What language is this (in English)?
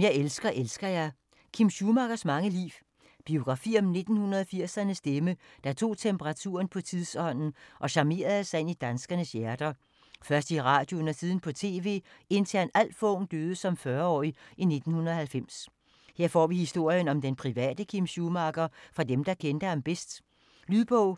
Danish